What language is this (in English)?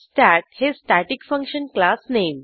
Marathi